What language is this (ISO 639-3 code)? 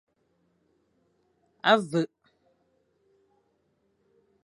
fan